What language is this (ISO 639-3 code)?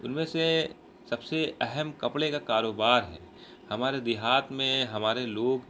urd